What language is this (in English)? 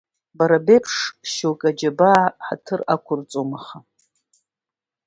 Abkhazian